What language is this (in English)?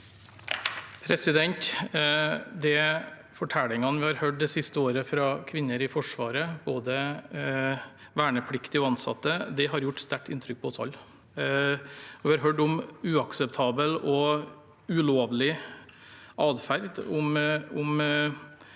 Norwegian